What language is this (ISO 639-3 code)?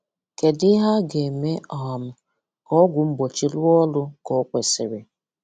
ibo